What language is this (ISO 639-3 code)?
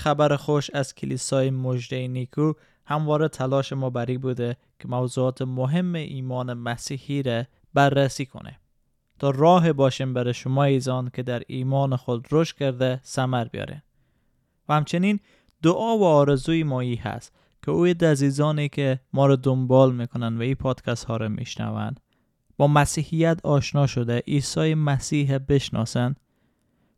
fas